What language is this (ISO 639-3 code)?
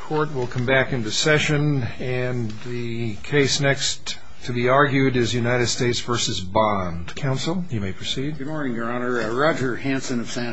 eng